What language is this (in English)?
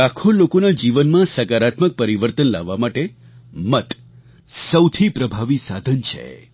Gujarati